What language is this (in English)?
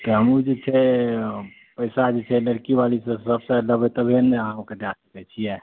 Maithili